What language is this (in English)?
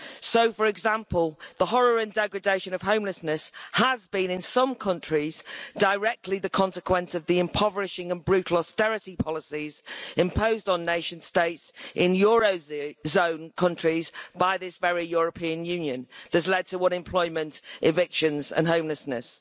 English